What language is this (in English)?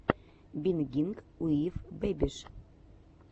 Russian